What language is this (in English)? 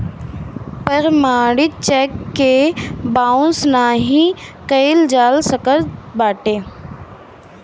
Bhojpuri